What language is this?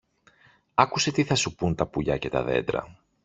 Greek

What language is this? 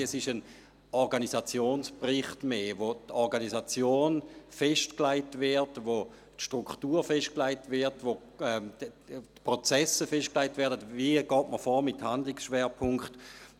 Swiss German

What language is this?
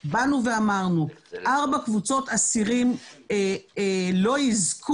Hebrew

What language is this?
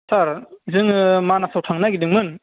Bodo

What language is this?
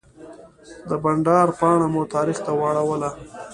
Pashto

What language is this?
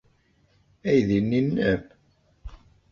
Kabyle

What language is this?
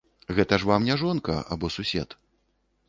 Belarusian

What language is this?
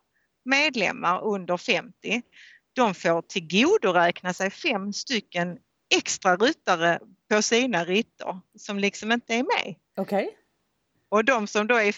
Swedish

